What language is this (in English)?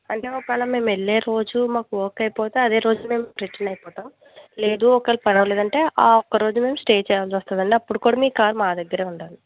Telugu